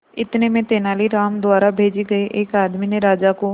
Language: Hindi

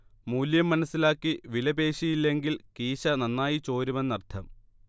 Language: Malayalam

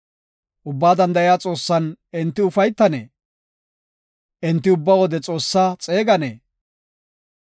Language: Gofa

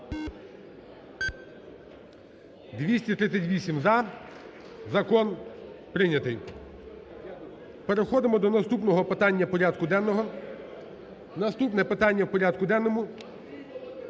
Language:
Ukrainian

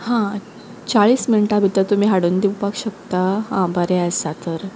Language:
Konkani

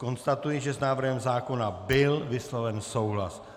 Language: Czech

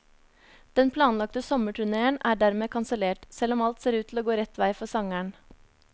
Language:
Norwegian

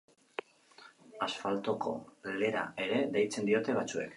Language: Basque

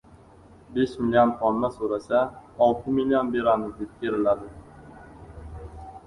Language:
Uzbek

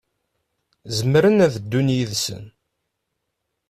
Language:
Kabyle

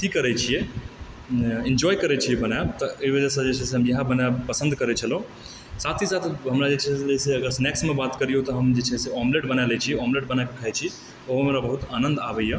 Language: Maithili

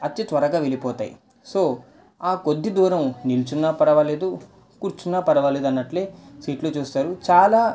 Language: Telugu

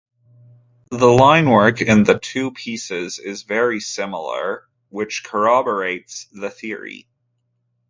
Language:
English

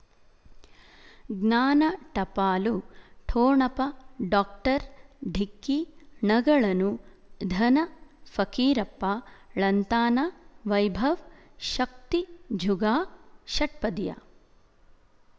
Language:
Kannada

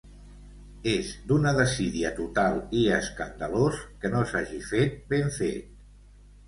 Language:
Catalan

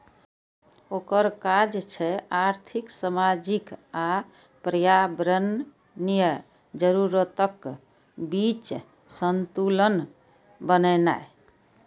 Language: Maithili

